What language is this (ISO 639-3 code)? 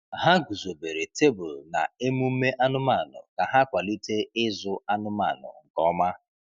ibo